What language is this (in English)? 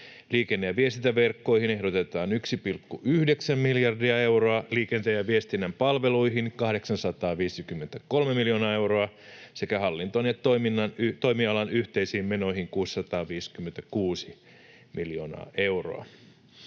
Finnish